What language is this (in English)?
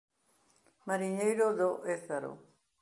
Galician